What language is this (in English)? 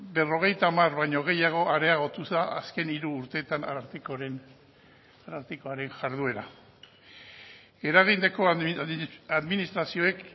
Basque